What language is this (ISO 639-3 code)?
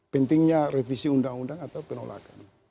ind